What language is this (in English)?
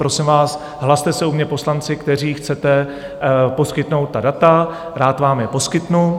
Czech